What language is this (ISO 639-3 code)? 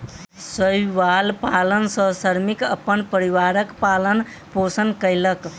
mai